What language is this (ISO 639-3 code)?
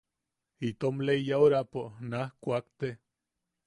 yaq